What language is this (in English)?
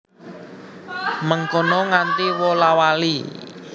Javanese